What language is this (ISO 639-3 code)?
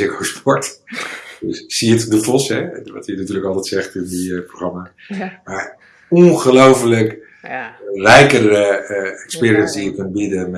nld